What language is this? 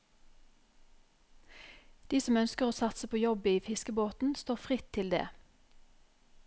Norwegian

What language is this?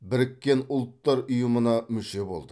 Kazakh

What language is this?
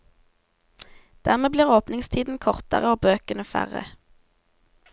Norwegian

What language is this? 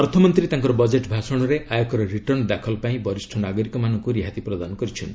Odia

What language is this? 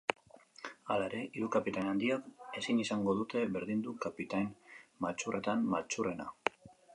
Basque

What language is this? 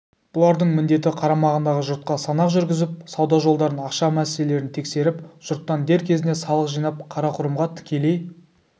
Kazakh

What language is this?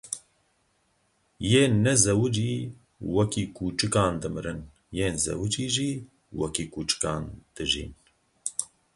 Kurdish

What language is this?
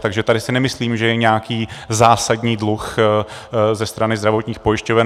Czech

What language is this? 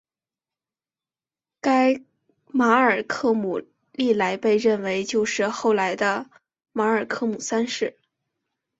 Chinese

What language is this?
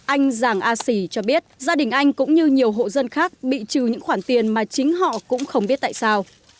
Vietnamese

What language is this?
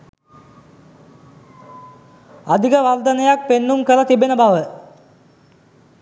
Sinhala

